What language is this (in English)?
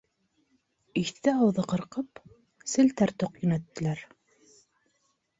Bashkir